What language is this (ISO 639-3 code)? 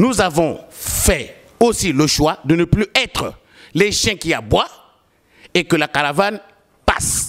fra